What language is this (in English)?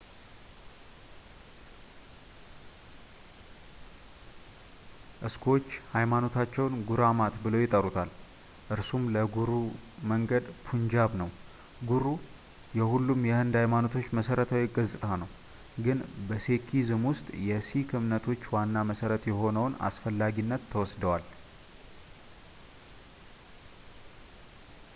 Amharic